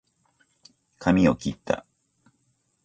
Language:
Japanese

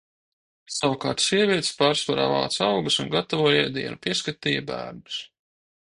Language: Latvian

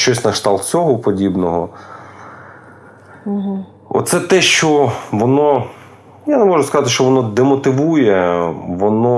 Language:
Ukrainian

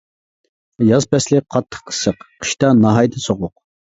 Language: Uyghur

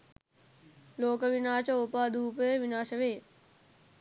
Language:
Sinhala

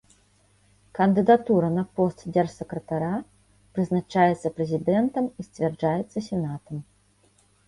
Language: Belarusian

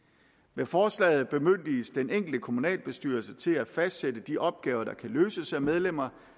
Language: Danish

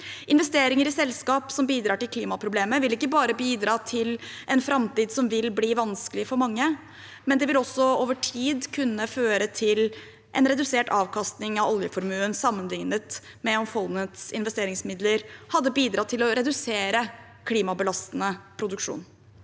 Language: Norwegian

